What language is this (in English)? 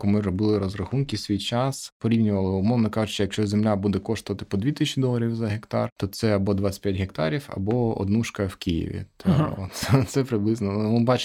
Ukrainian